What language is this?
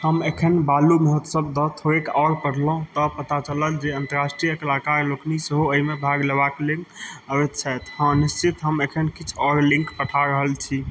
Maithili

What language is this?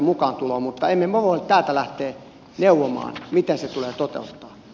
Finnish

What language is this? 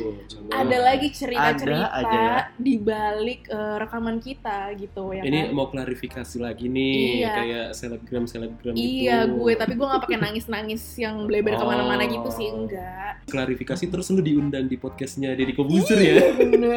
Indonesian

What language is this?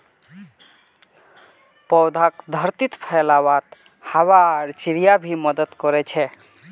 Magahi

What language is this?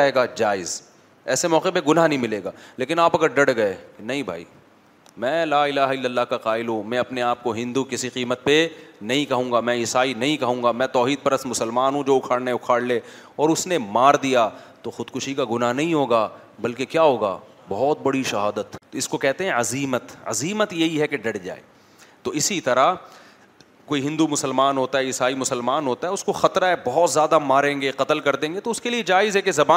Urdu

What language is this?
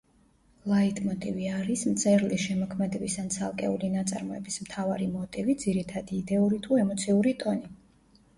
Georgian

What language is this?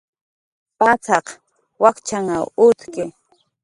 Jaqaru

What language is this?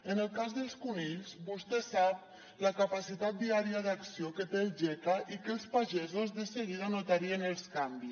Catalan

